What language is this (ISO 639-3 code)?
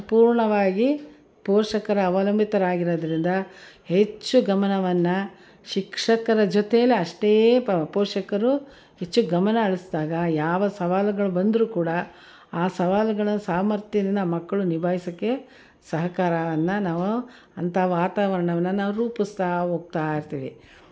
kan